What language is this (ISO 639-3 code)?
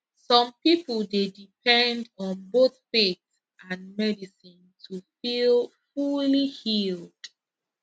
pcm